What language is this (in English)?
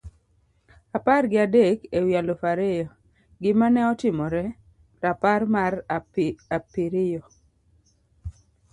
Luo (Kenya and Tanzania)